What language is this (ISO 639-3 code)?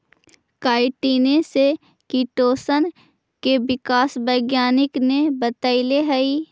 mag